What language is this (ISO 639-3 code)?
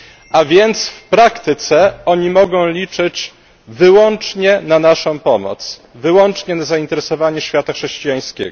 pol